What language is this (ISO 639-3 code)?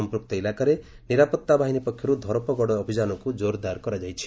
ori